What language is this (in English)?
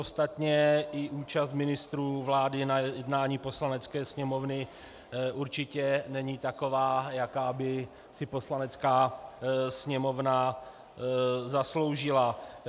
Czech